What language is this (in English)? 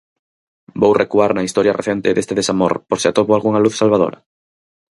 Galician